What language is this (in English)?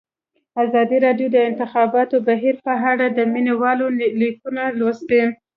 Pashto